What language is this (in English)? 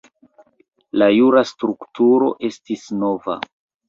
Esperanto